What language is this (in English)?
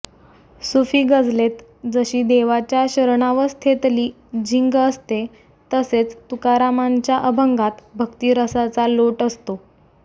Marathi